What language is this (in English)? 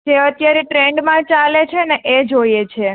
Gujarati